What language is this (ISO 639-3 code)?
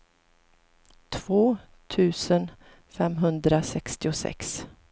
swe